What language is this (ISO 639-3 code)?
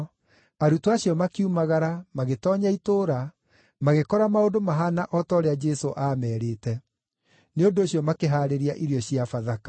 kik